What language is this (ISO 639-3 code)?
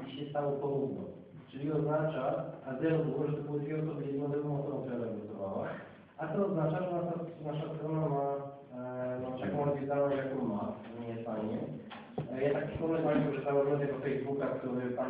pol